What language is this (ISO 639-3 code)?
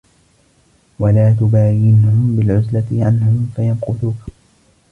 ara